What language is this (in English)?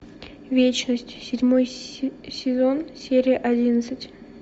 Russian